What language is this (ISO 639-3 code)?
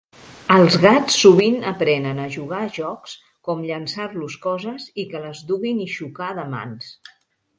cat